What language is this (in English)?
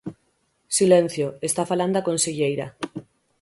Galician